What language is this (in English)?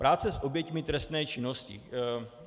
Czech